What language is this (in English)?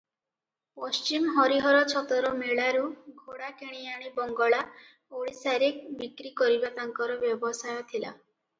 Odia